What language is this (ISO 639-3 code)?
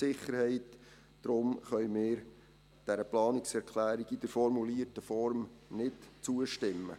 gsw